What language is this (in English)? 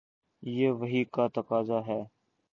Urdu